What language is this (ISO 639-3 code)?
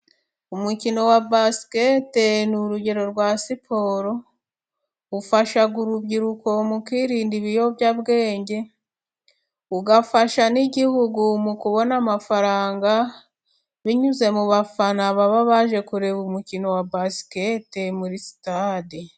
kin